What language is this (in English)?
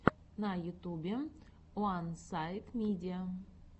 Russian